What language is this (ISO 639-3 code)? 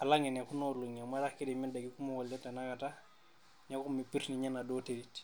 mas